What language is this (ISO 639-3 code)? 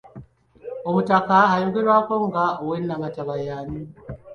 lug